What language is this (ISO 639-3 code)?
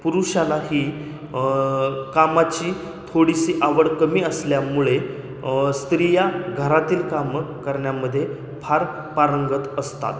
mar